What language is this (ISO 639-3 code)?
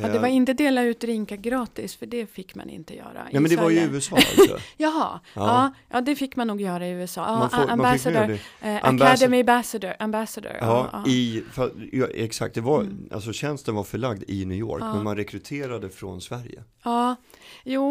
swe